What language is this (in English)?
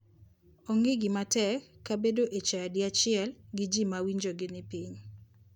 Luo (Kenya and Tanzania)